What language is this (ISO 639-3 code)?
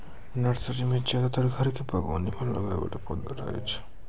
mai